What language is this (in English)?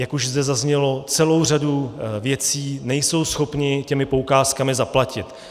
Czech